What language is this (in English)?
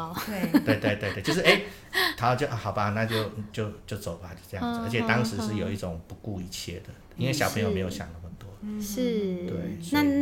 Chinese